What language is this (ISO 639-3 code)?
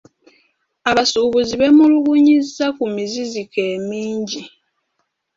lug